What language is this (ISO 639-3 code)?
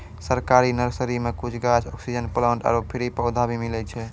mai